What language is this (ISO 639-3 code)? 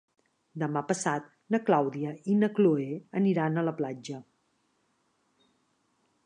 cat